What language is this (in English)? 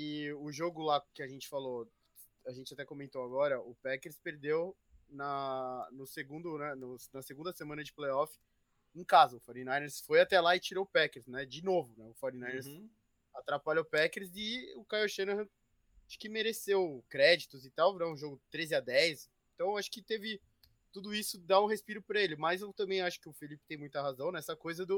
Portuguese